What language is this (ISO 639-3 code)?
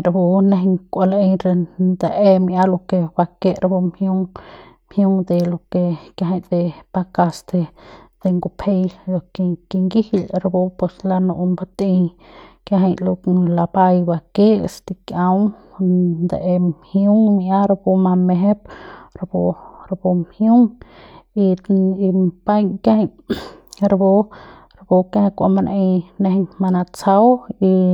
pbs